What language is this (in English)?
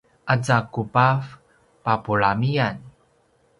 Paiwan